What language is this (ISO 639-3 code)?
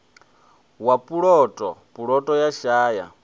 ven